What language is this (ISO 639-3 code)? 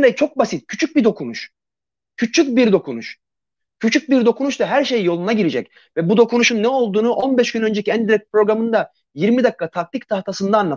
tur